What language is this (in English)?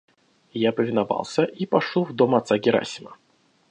Russian